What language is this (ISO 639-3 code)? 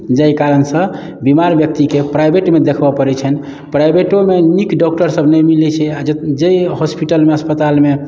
mai